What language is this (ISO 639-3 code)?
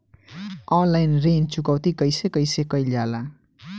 bho